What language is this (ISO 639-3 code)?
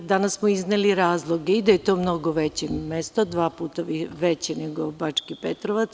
srp